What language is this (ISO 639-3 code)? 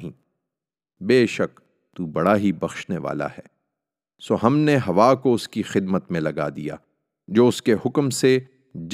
urd